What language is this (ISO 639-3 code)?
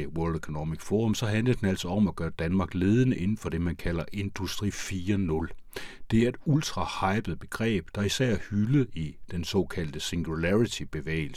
dan